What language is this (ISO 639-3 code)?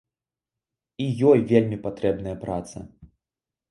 bel